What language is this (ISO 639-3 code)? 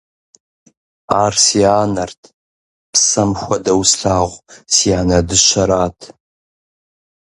kbd